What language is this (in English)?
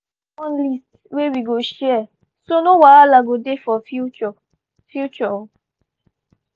Nigerian Pidgin